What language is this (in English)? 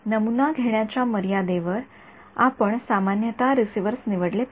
Marathi